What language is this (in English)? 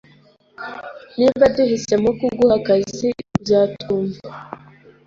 Kinyarwanda